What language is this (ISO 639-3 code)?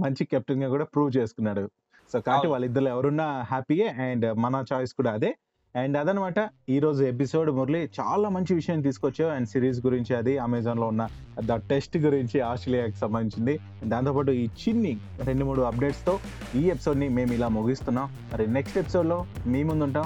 tel